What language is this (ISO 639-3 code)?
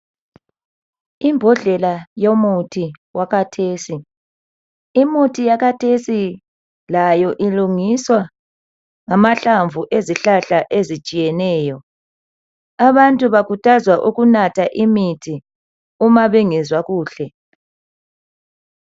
nde